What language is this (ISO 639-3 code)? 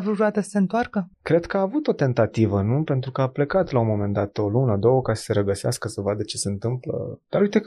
ron